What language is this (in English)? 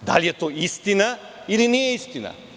Serbian